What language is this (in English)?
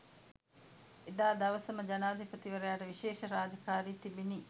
Sinhala